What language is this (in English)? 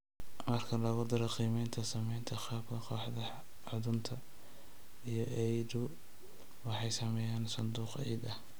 Somali